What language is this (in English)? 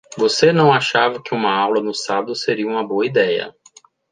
Portuguese